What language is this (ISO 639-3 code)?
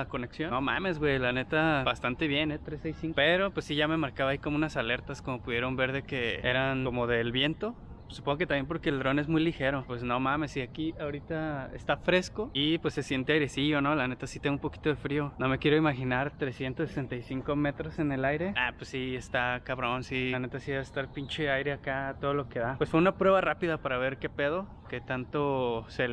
spa